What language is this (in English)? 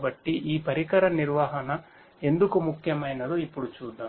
Telugu